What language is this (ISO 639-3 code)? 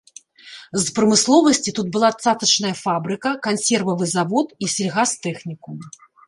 bel